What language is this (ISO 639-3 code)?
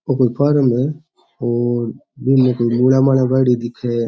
raj